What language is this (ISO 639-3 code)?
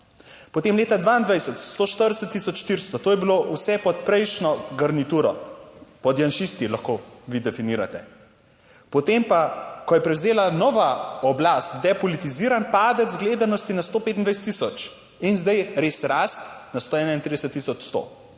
slv